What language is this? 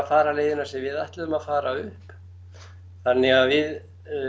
Icelandic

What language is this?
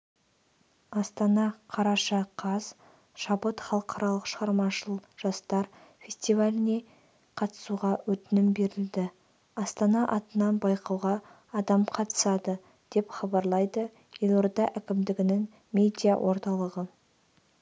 Kazakh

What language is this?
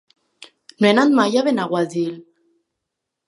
Catalan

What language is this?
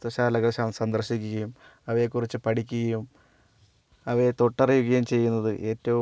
Malayalam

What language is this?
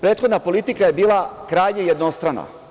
Serbian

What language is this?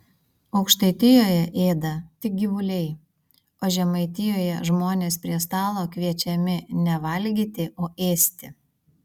Lithuanian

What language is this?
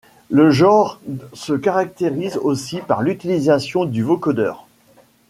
French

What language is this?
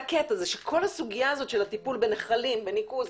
Hebrew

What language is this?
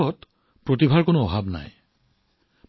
Assamese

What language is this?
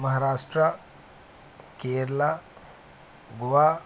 Punjabi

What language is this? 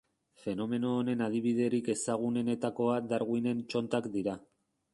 Basque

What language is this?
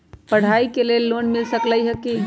Magahi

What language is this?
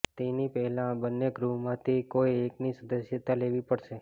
Gujarati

